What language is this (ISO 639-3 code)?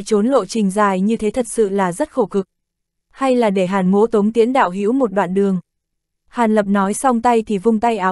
vie